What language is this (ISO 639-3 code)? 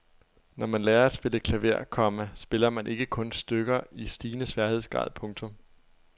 dan